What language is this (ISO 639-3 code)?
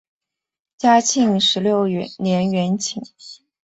zho